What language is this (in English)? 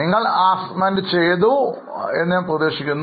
Malayalam